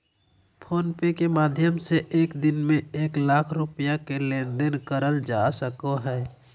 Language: Magahi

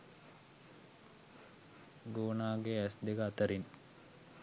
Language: Sinhala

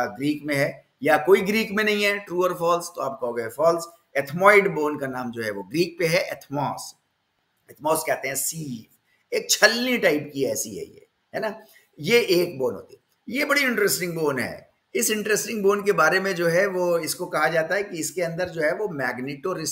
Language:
Hindi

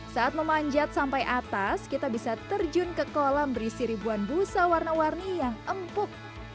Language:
Indonesian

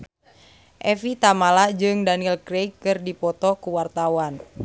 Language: Sundanese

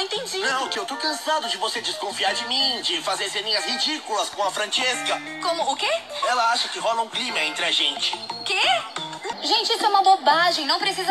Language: Portuguese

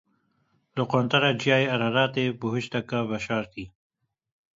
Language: Kurdish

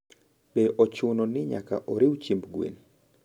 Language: Luo (Kenya and Tanzania)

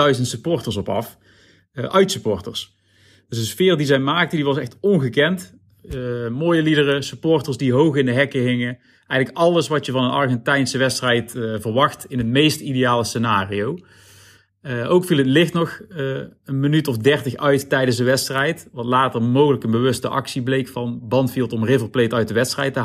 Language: Dutch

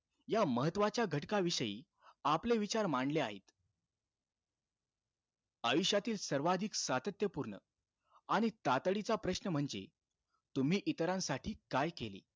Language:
Marathi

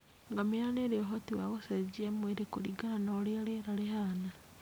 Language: Kikuyu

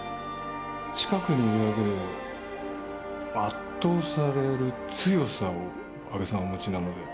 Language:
Japanese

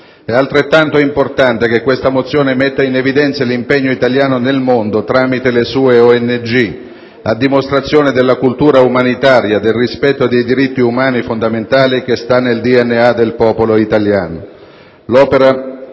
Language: Italian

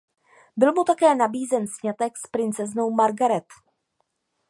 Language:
Czech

